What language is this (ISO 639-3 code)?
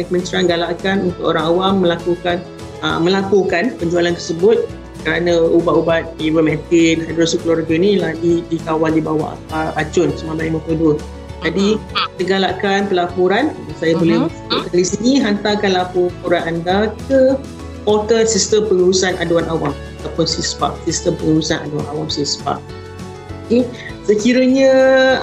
msa